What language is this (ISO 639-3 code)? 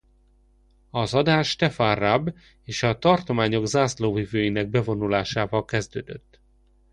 hun